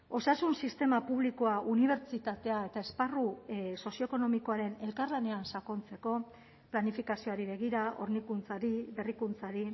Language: Basque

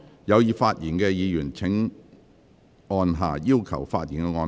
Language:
Cantonese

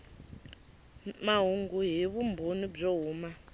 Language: Tsonga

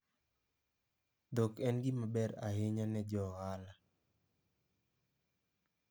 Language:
Luo (Kenya and Tanzania)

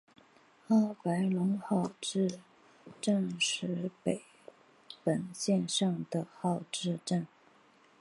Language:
Chinese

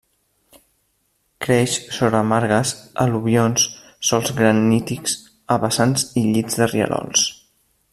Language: Catalan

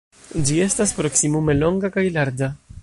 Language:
Esperanto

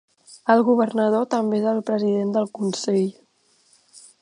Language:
Catalan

